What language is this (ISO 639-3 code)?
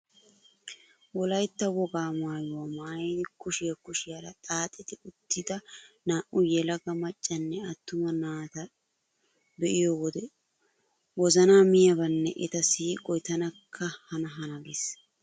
wal